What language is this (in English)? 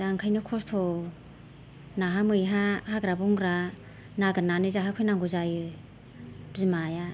Bodo